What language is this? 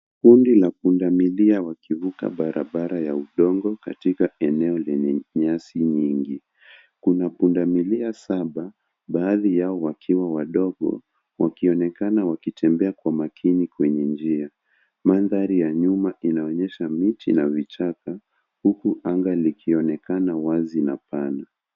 Swahili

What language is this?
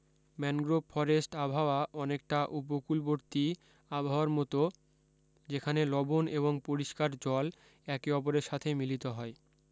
Bangla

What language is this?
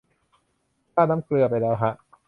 Thai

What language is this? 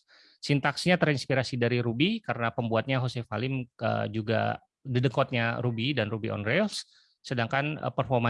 Indonesian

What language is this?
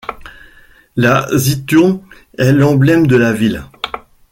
French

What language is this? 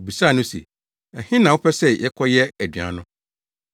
Akan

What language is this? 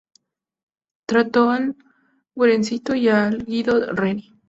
Spanish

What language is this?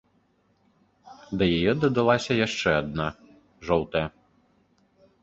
Belarusian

